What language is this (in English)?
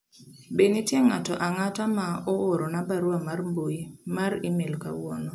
Luo (Kenya and Tanzania)